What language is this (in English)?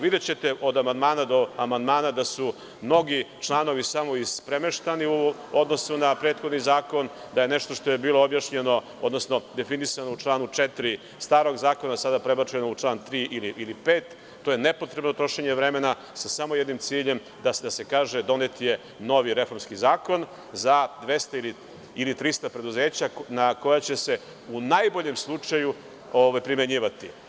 Serbian